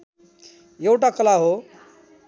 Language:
Nepali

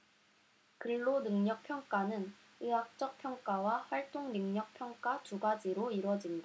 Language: Korean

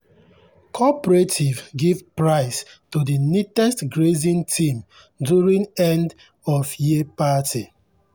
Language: Nigerian Pidgin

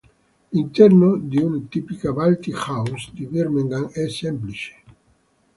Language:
Italian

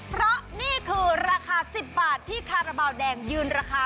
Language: Thai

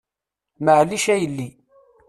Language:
Kabyle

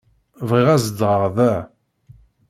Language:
Kabyle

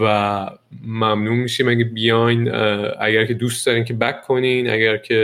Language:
Persian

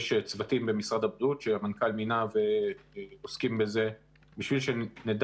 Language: Hebrew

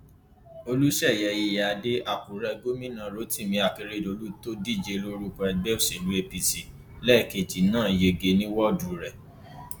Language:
Yoruba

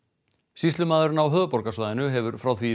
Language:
Icelandic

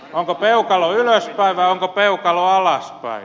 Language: Finnish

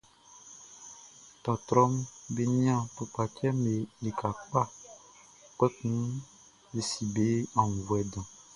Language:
Baoulé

